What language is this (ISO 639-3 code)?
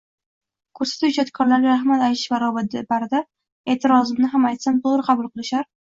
uzb